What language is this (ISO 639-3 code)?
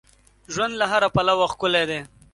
pus